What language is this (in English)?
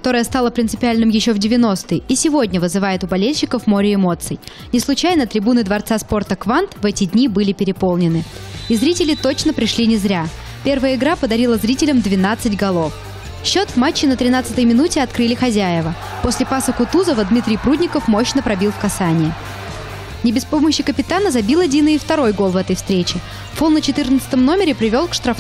Russian